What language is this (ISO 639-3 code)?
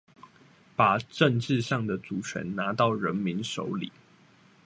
zho